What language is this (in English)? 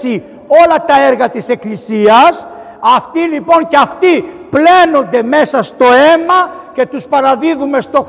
Greek